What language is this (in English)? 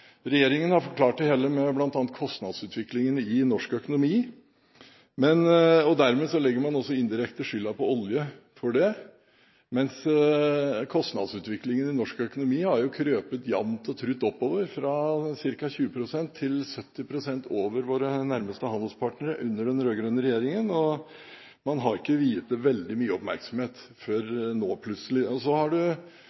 Norwegian Bokmål